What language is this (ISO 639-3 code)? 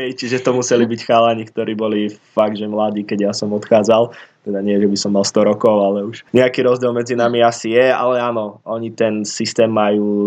slk